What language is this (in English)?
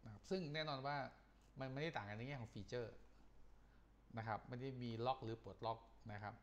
Thai